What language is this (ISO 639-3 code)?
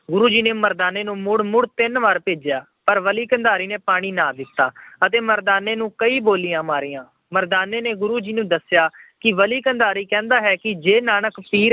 pan